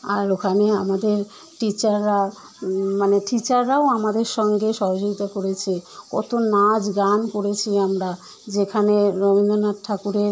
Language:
Bangla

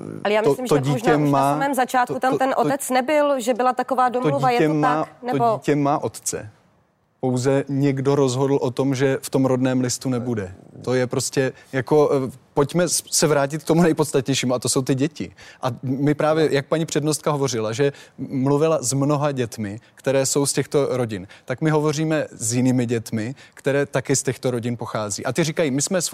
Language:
Czech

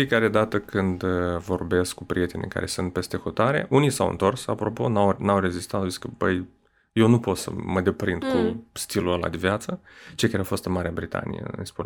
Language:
Romanian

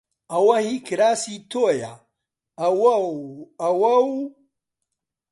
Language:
Central Kurdish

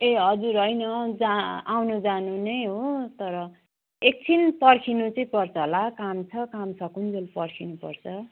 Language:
Nepali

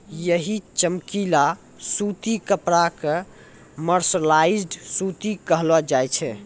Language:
Maithili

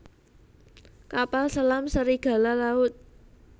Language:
Javanese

